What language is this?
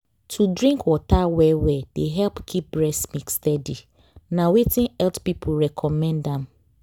Nigerian Pidgin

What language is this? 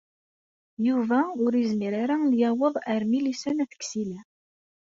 Kabyle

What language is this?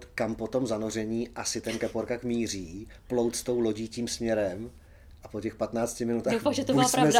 Czech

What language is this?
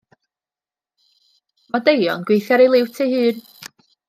Welsh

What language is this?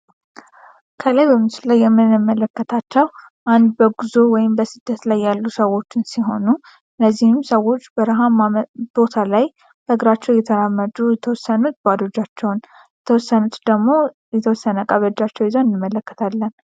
Amharic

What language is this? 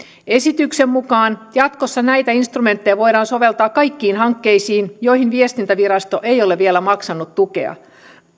Finnish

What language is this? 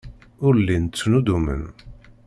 Kabyle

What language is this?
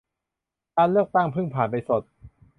Thai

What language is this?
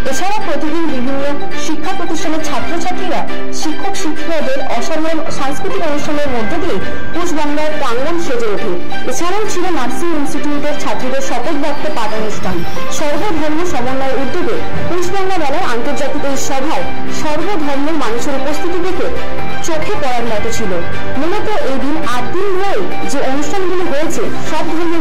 Turkish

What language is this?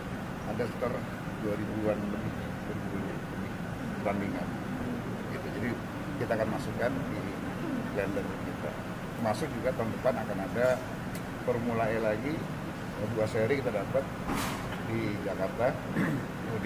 Indonesian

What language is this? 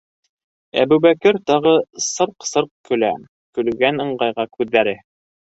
Bashkir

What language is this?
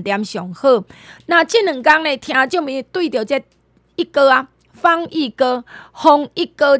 Chinese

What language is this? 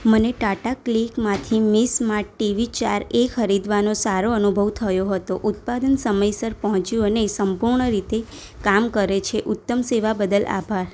Gujarati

